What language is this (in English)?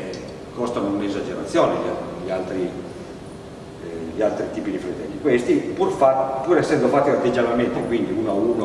Italian